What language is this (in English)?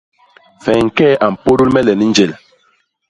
Basaa